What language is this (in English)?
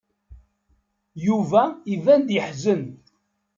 Kabyle